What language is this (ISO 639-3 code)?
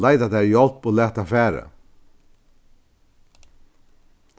fao